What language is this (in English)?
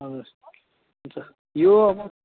Nepali